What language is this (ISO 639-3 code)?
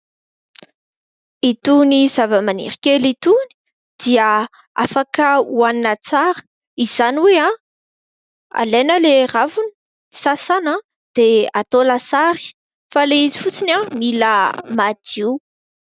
mlg